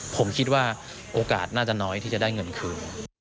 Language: Thai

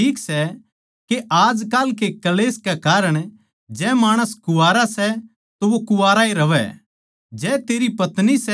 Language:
Haryanvi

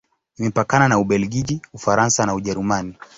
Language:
Swahili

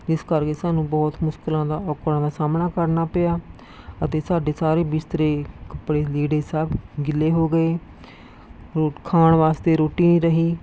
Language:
Punjabi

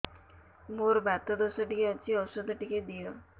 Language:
Odia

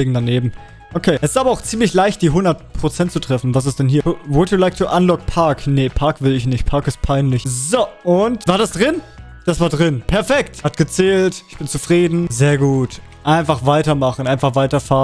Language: German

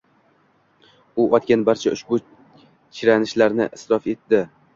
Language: Uzbek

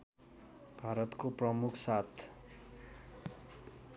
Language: Nepali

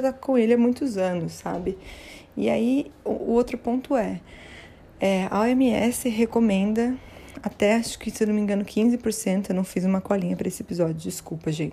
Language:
Portuguese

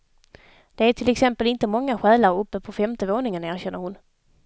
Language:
Swedish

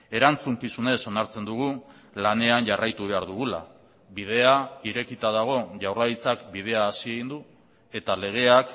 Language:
Basque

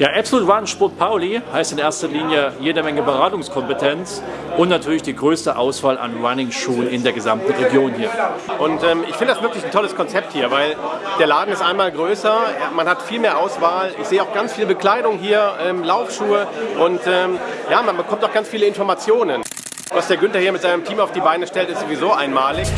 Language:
German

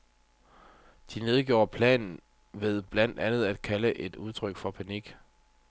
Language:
Danish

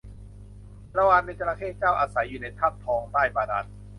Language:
Thai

